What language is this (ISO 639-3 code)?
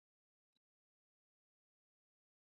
zho